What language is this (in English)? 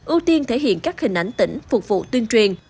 Vietnamese